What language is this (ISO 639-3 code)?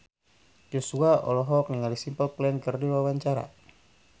sun